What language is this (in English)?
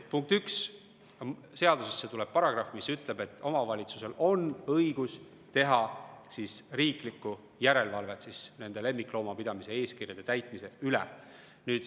Estonian